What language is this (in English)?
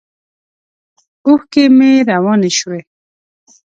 Pashto